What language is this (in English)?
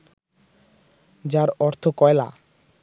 Bangla